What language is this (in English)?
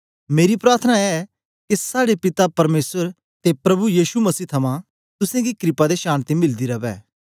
Dogri